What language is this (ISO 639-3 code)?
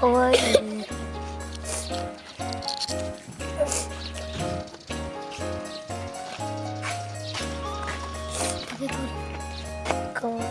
jpn